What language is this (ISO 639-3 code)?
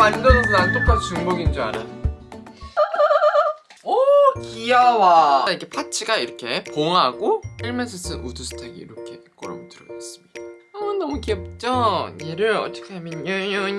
kor